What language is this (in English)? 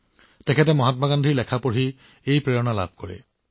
Assamese